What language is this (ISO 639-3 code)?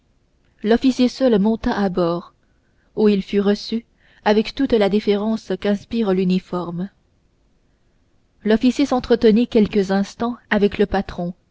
fra